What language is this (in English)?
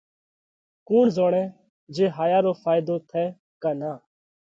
Parkari Koli